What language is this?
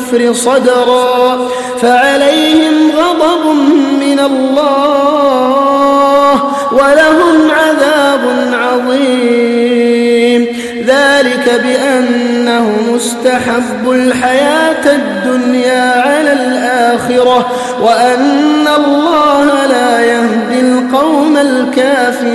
Arabic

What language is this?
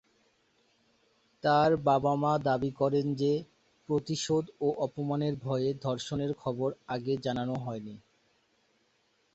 Bangla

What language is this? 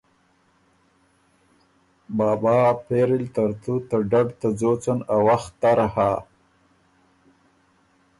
Ormuri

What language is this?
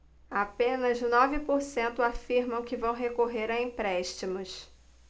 Portuguese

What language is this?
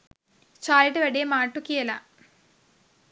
Sinhala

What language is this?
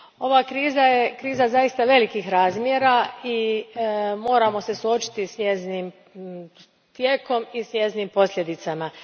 Croatian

